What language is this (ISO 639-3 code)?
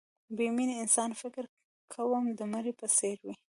pus